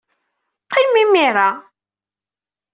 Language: Kabyle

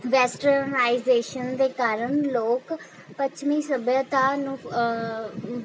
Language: Punjabi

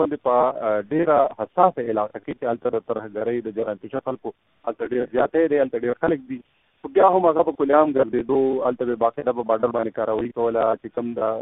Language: Urdu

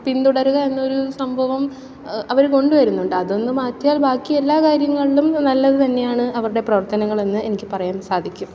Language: Malayalam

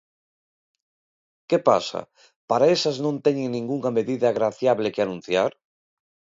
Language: Galician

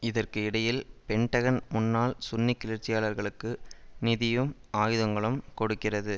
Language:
Tamil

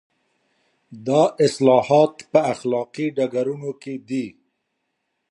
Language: Pashto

